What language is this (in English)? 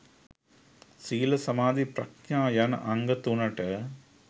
Sinhala